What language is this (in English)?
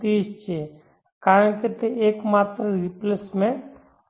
Gujarati